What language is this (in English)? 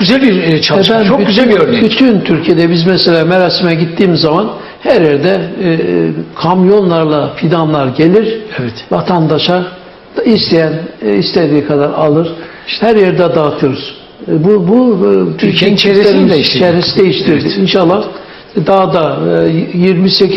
Turkish